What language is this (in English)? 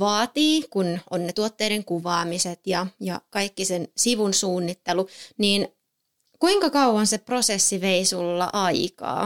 Finnish